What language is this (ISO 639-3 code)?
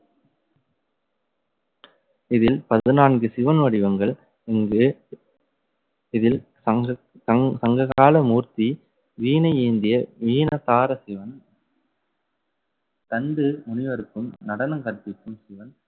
tam